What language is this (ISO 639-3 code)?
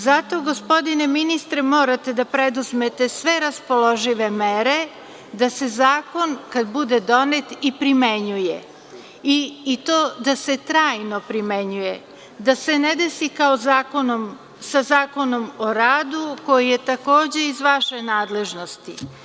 srp